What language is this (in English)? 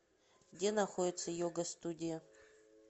Russian